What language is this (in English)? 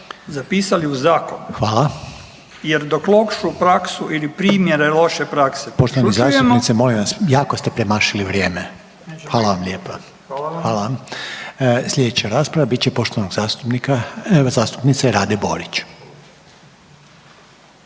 Croatian